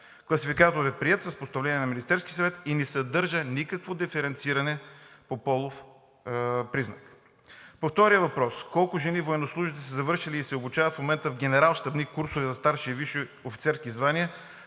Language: Bulgarian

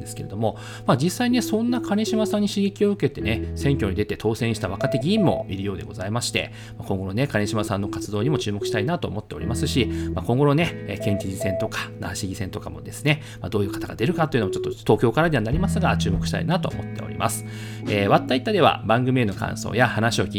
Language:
Japanese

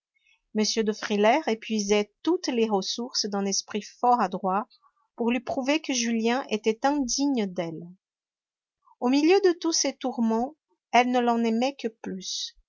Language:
French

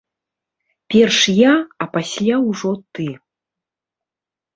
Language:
Belarusian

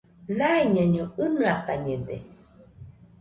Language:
Nüpode Huitoto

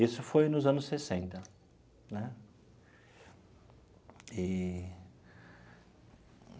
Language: Portuguese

